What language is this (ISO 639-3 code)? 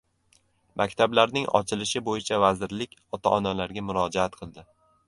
uzb